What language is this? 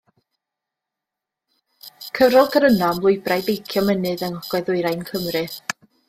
Welsh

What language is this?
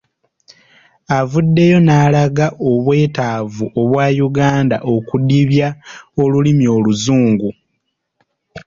Ganda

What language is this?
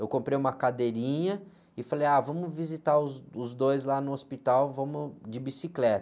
Portuguese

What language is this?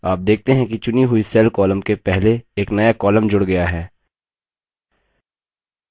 Hindi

